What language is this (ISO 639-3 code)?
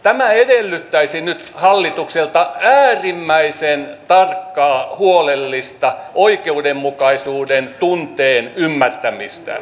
fin